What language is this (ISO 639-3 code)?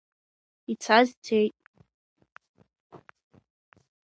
abk